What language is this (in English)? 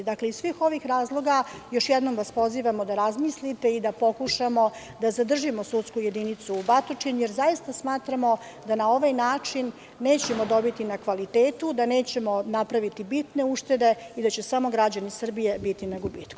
Serbian